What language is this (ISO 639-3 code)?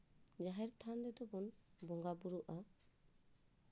sat